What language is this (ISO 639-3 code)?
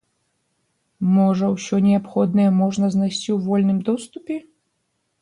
bel